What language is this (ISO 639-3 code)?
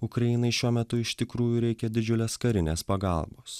lit